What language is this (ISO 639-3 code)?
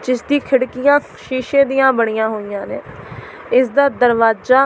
pan